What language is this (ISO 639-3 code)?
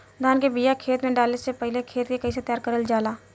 bho